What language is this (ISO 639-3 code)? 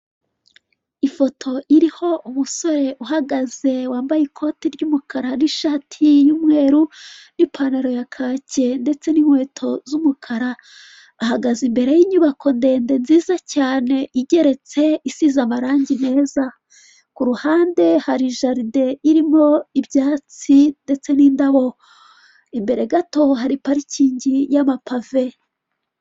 kin